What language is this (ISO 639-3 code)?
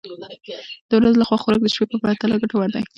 pus